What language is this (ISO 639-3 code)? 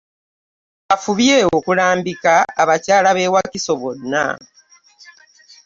lug